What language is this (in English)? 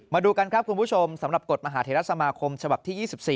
Thai